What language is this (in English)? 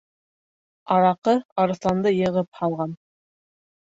Bashkir